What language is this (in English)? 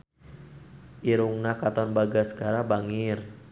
Sundanese